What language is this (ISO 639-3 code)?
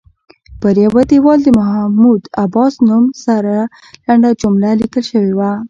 pus